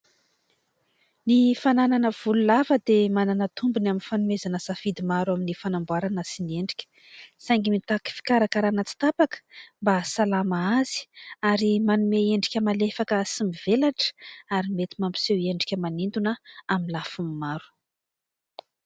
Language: Malagasy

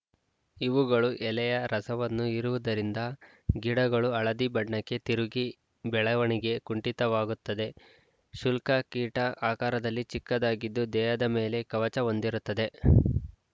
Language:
Kannada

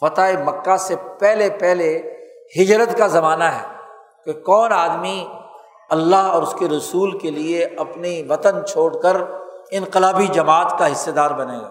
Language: Urdu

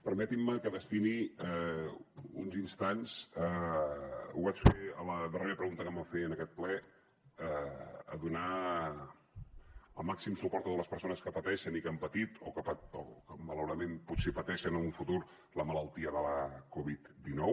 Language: Catalan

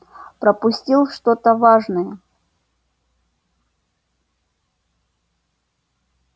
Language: Russian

